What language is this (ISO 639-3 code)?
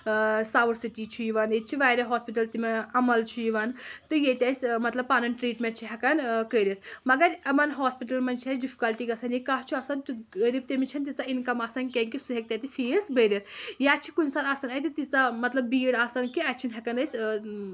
kas